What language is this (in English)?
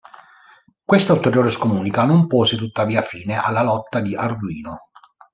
Italian